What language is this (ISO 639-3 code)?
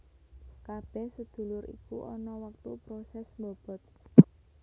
jav